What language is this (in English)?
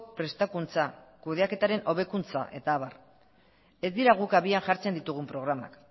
Basque